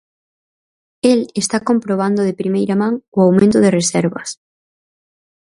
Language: Galician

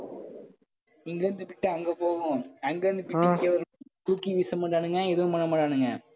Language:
Tamil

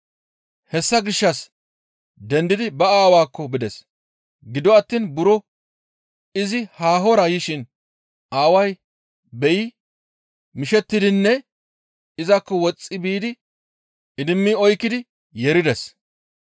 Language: Gamo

